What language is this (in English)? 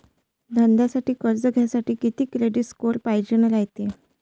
Marathi